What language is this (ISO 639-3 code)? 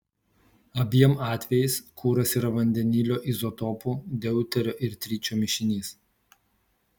lit